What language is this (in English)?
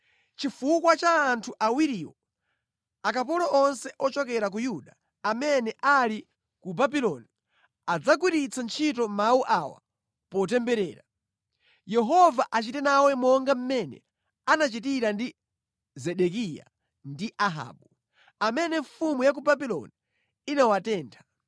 Nyanja